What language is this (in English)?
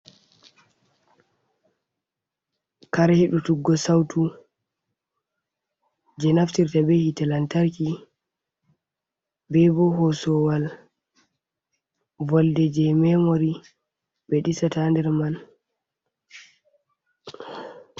Fula